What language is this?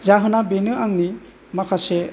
Bodo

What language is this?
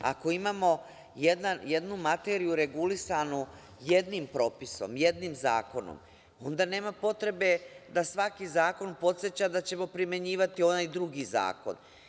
Serbian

